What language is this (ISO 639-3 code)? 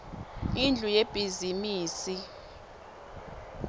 ssw